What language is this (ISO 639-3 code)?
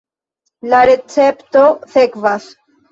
epo